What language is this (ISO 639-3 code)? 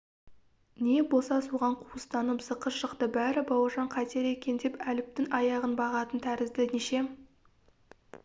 kaz